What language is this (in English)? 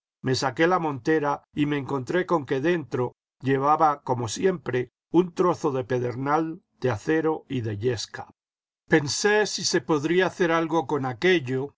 Spanish